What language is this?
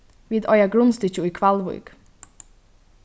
Faroese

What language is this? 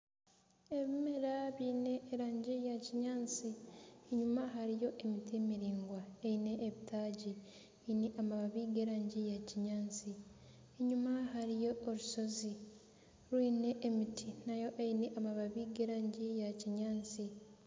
Nyankole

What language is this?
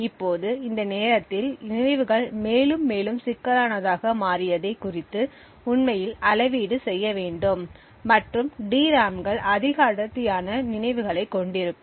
Tamil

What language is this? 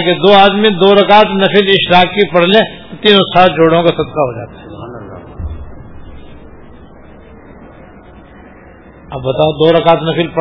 Urdu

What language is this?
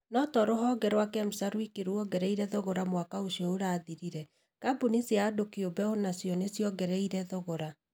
Kikuyu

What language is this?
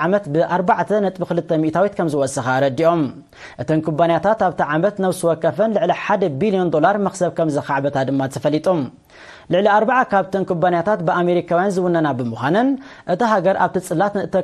Arabic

